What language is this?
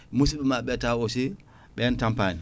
Fula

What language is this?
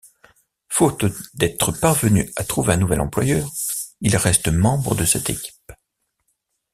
French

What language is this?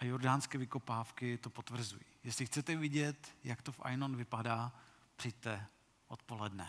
Czech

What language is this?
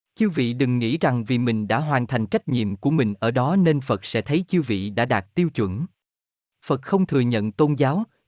Vietnamese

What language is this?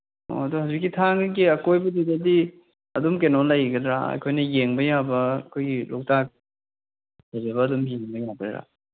Manipuri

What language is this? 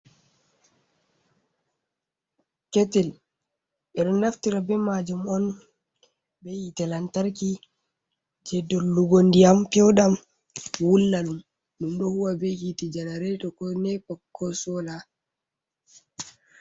Fula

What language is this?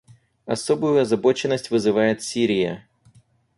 Russian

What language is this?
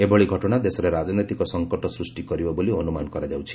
Odia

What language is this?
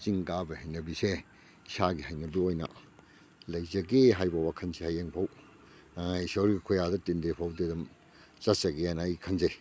Manipuri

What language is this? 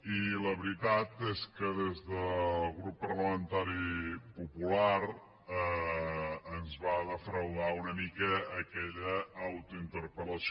Catalan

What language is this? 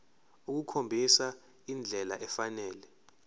Zulu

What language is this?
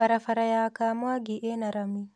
Kikuyu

